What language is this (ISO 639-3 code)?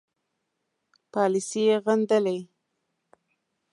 pus